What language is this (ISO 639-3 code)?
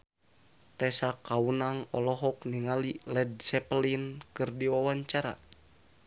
sun